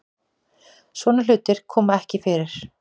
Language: Icelandic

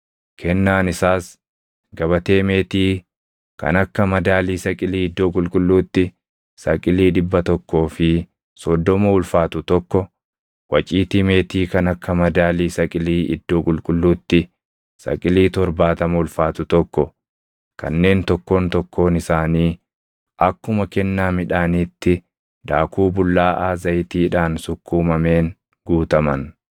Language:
Oromo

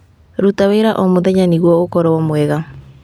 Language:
Kikuyu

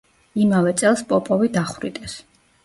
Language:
Georgian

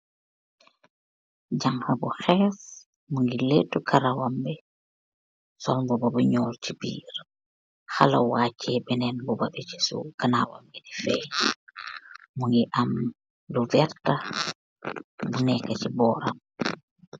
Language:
Wolof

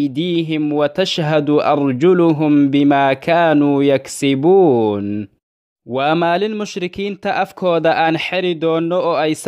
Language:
Arabic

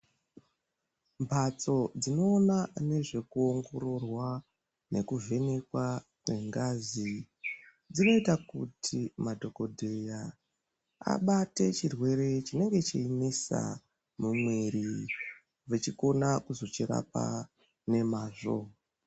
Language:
Ndau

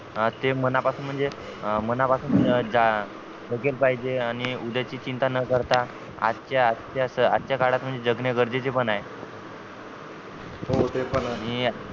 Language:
Marathi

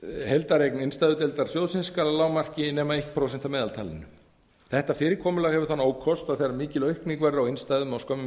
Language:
Icelandic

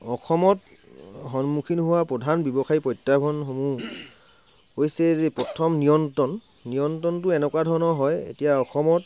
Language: Assamese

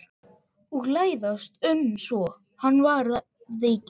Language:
Icelandic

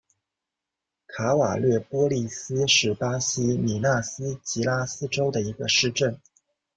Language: Chinese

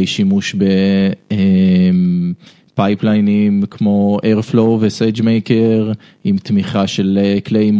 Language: Hebrew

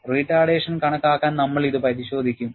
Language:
Malayalam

